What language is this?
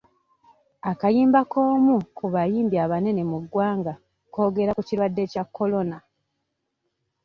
Ganda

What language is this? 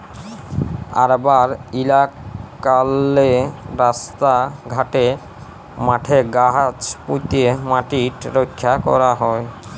Bangla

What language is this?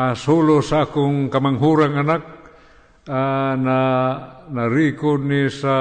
Filipino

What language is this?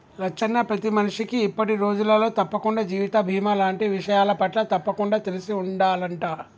Telugu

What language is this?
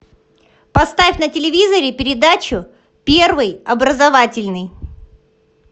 Russian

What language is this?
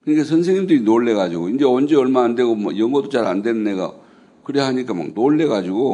Korean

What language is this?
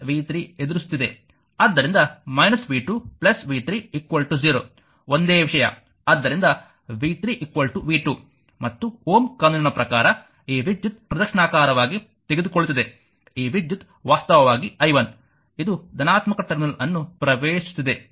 Kannada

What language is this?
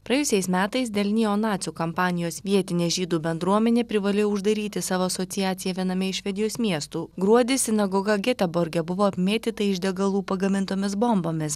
Lithuanian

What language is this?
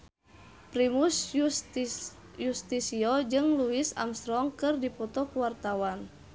Sundanese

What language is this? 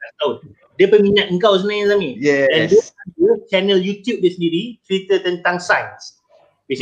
Malay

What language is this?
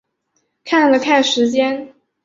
Chinese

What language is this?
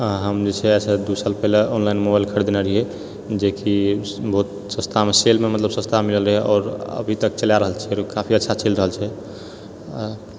Maithili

